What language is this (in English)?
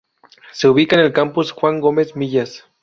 Spanish